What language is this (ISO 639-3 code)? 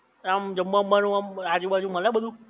guj